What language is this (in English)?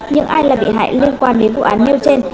Vietnamese